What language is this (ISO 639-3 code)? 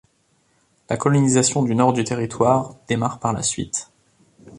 fra